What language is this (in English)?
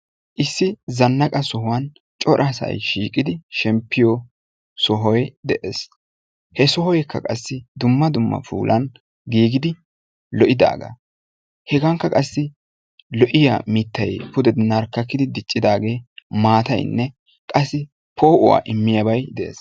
Wolaytta